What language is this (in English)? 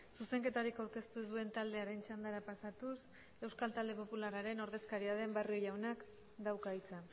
Basque